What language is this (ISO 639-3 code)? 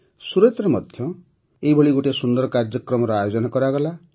ori